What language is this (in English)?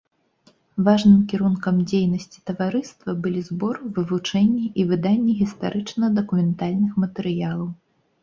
Belarusian